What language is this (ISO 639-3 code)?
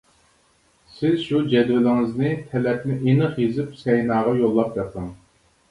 uig